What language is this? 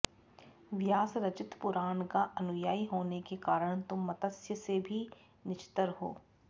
Sanskrit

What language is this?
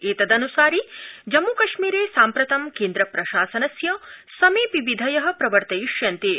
Sanskrit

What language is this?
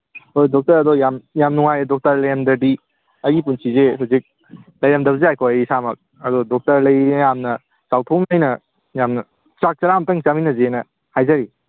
Manipuri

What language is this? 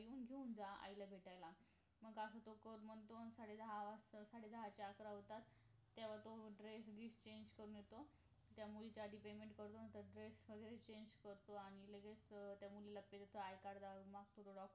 Marathi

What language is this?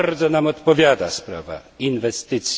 Polish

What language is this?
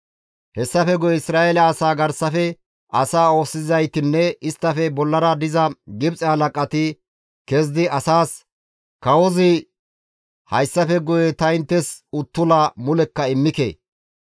Gamo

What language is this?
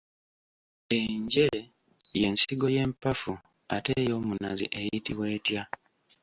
Ganda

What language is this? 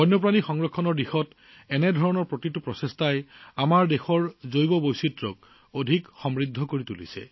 Assamese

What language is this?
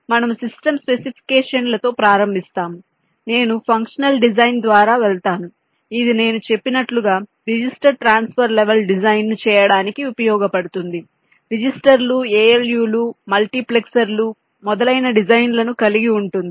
Telugu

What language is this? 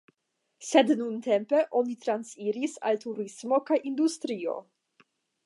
Esperanto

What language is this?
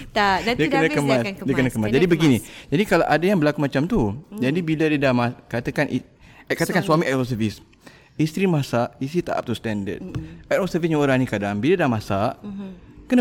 Malay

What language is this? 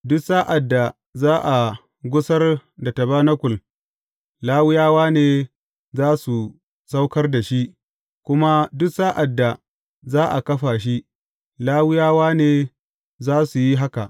Hausa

